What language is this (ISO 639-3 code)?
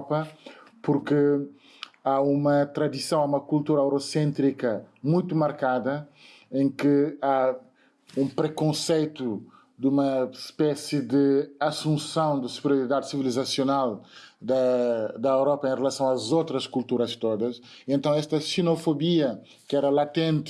por